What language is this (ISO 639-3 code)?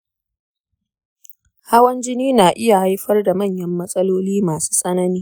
hau